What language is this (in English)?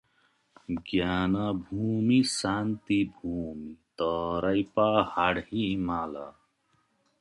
Nepali